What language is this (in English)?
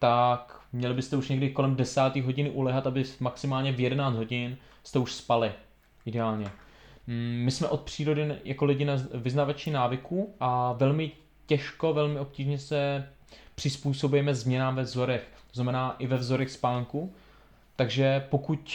Czech